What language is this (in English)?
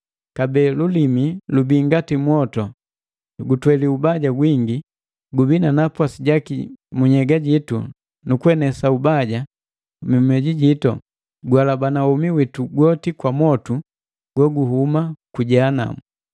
Matengo